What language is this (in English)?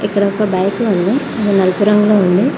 Telugu